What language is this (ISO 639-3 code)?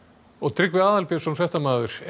isl